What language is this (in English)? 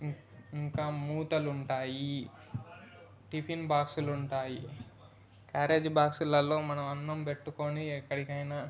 Telugu